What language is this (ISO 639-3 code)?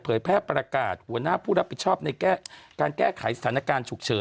tha